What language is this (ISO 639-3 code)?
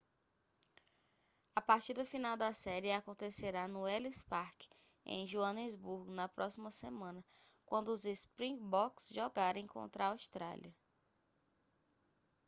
por